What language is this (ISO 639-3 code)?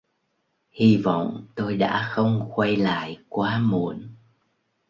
vie